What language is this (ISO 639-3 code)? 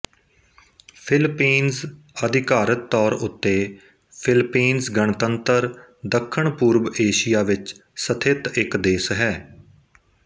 pan